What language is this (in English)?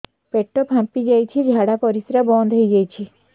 Odia